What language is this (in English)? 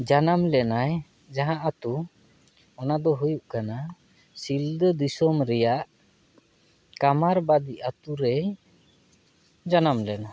Santali